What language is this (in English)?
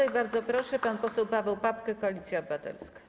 Polish